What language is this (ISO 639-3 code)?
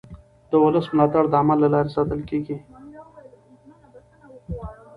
pus